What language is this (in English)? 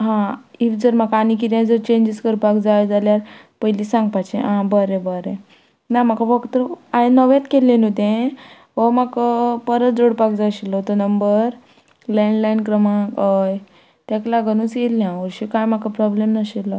Konkani